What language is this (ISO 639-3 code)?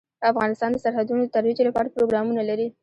pus